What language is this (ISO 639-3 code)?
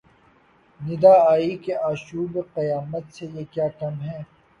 urd